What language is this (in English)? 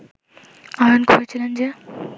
Bangla